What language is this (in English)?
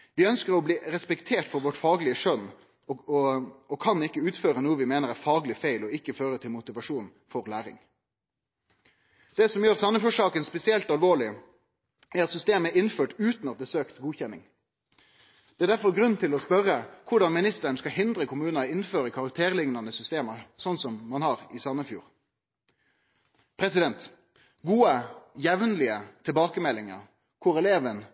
Norwegian Nynorsk